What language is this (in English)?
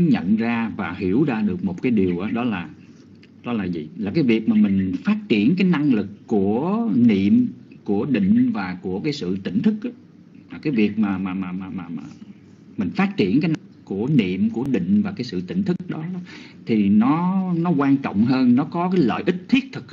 Vietnamese